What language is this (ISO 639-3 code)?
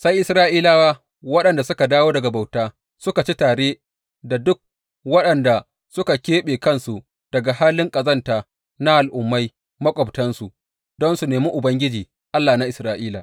hau